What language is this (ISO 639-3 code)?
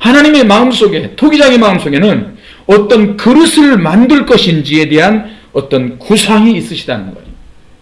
kor